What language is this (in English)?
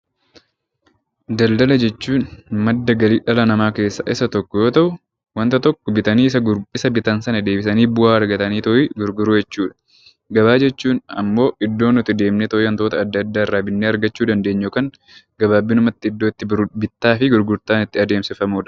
Oromo